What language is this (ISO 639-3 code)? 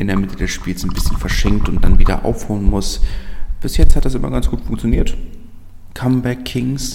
deu